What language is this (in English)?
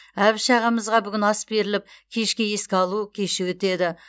Kazakh